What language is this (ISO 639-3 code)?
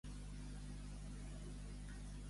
cat